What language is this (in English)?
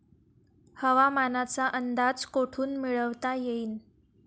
Marathi